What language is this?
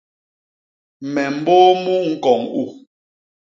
Basaa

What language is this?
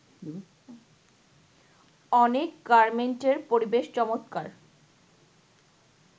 Bangla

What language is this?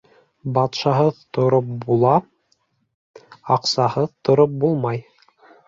Bashkir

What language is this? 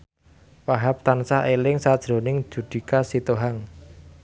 Javanese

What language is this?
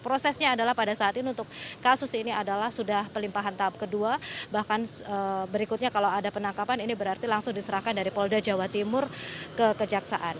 Indonesian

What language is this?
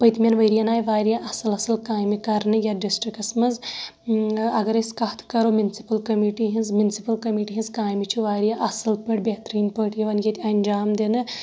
Kashmiri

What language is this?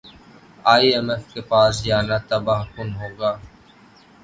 Urdu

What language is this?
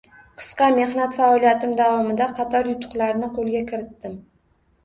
Uzbek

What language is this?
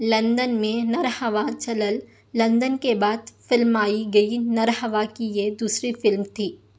Urdu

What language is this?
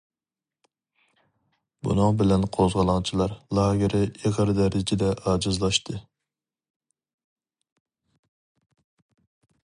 Uyghur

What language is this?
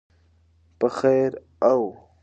Pashto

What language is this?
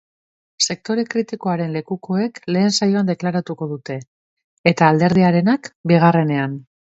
Basque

